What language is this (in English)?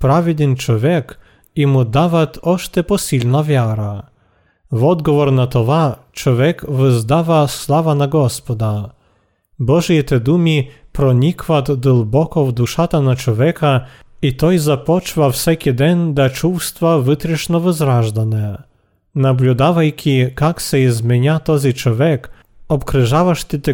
Bulgarian